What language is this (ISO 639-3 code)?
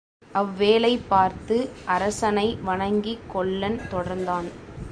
tam